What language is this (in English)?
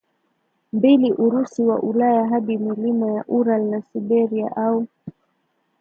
Swahili